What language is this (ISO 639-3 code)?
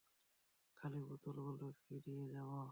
ben